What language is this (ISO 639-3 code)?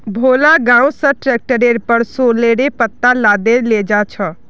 mag